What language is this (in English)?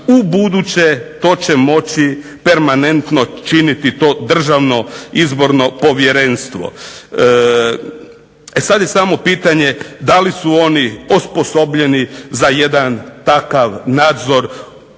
Croatian